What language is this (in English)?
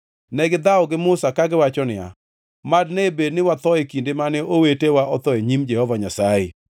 Luo (Kenya and Tanzania)